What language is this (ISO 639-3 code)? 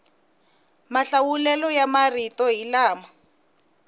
tso